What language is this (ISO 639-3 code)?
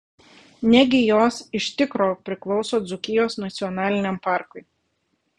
lit